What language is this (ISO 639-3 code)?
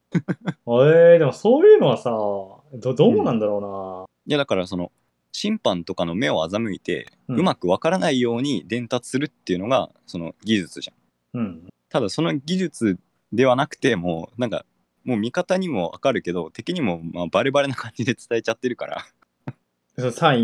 jpn